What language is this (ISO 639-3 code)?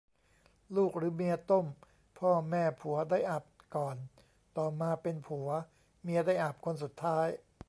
tha